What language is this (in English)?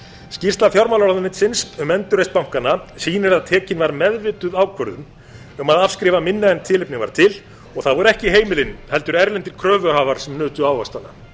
Icelandic